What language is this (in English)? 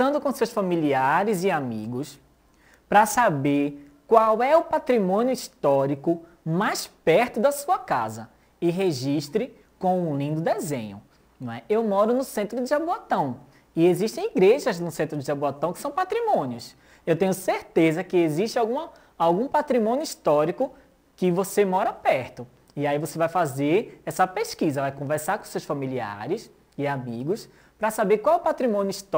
Portuguese